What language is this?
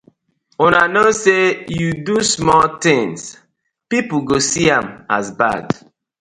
Nigerian Pidgin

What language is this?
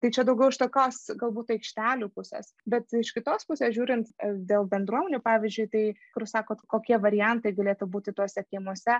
Lithuanian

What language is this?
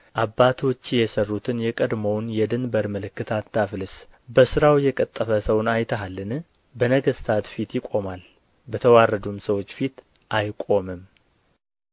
Amharic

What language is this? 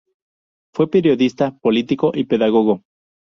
Spanish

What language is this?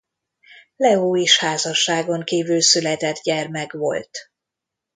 Hungarian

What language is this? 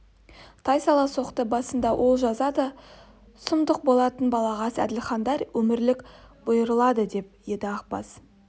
Kazakh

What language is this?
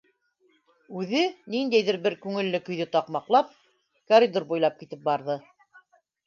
Bashkir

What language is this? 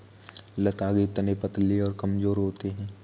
Hindi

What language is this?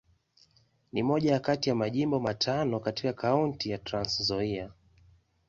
Swahili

